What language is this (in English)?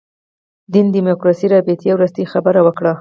Pashto